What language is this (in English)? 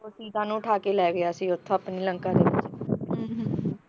Punjabi